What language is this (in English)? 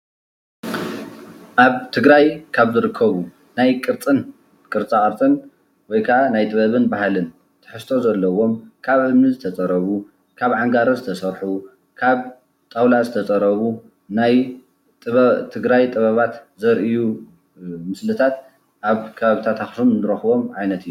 Tigrinya